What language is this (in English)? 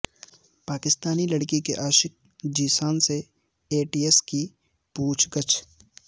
Urdu